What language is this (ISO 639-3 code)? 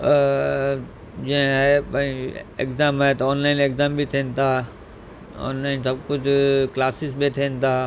snd